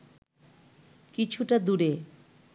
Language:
Bangla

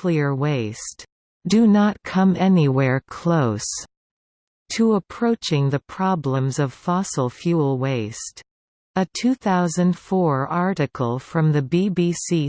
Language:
English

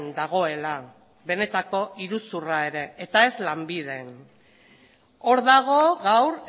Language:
Basque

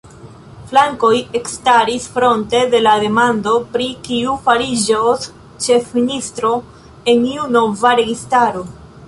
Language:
Esperanto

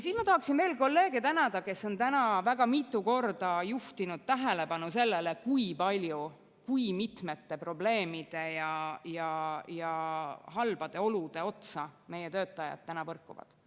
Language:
Estonian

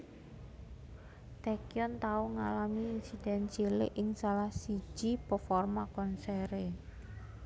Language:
Javanese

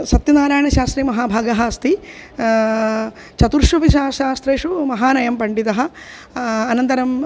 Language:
Sanskrit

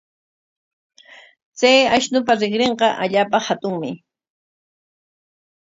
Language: Corongo Ancash Quechua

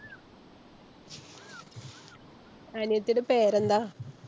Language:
Malayalam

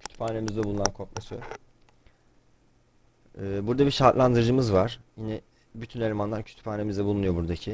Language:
Turkish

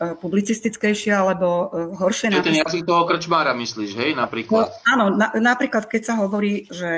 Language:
Slovak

